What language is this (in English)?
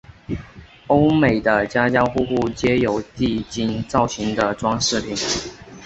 Chinese